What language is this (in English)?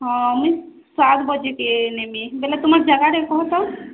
Odia